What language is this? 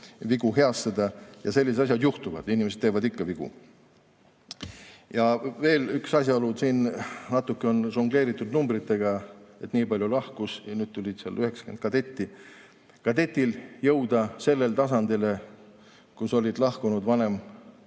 Estonian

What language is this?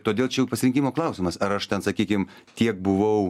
Lithuanian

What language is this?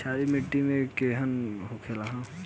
Bhojpuri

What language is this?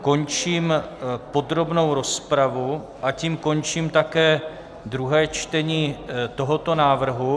Czech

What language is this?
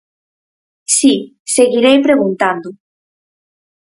Galician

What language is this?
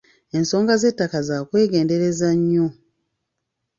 Ganda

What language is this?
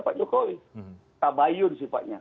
Indonesian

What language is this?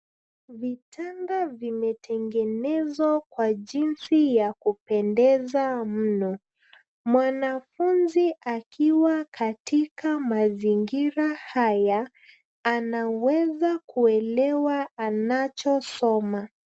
Swahili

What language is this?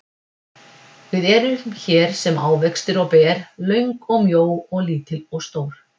Icelandic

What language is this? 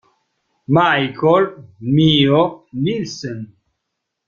Italian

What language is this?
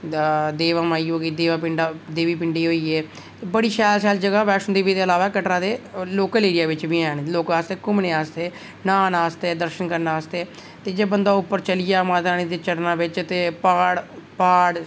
Dogri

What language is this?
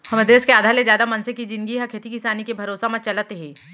Chhattisgarhi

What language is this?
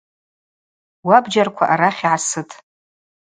Abaza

